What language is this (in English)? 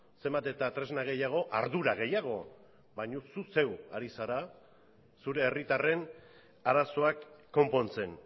Basque